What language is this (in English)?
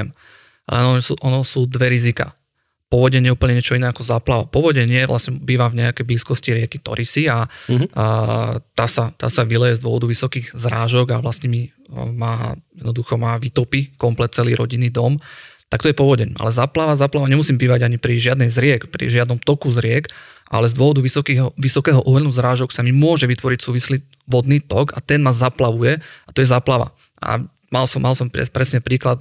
Slovak